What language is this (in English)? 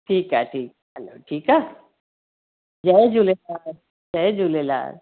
Sindhi